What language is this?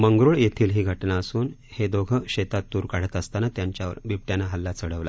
Marathi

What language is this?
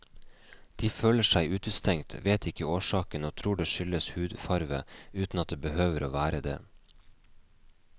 Norwegian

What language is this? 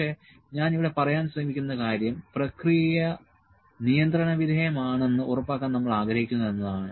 Malayalam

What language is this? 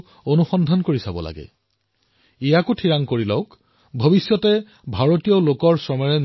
Assamese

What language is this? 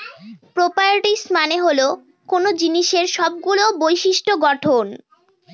Bangla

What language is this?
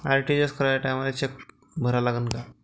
Marathi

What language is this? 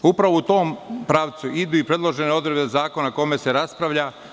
Serbian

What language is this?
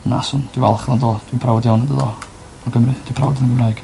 Welsh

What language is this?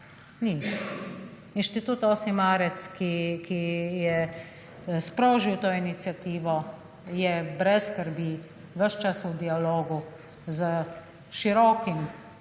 Slovenian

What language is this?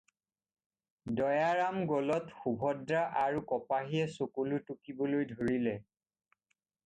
Assamese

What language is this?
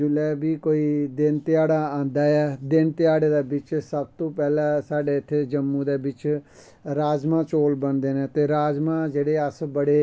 Dogri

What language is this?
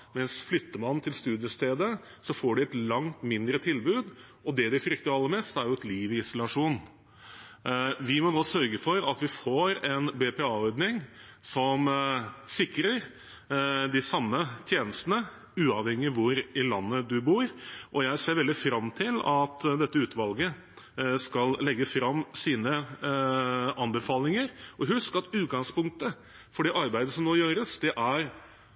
Norwegian Bokmål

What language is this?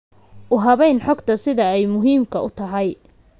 Somali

